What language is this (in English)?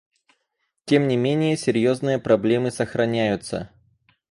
Russian